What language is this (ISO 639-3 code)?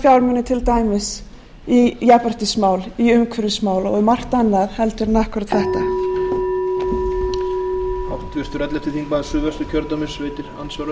isl